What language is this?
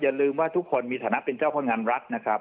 Thai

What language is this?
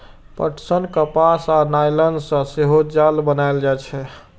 Maithili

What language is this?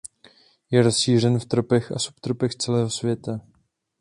Czech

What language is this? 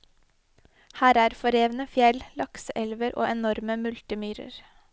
Norwegian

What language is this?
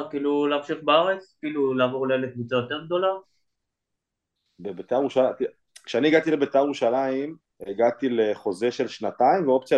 Hebrew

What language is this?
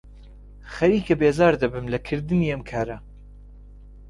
Central Kurdish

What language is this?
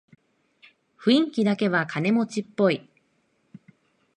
Japanese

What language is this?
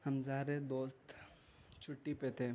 Urdu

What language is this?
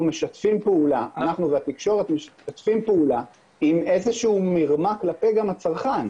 Hebrew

